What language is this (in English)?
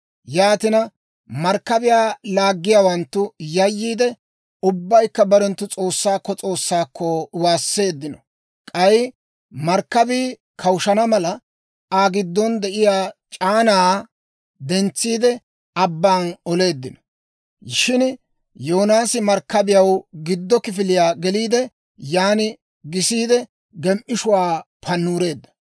Dawro